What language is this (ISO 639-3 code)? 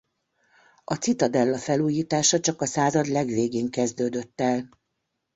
hun